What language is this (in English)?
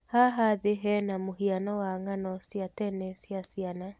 Kikuyu